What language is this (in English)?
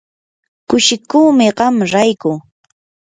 Yanahuanca Pasco Quechua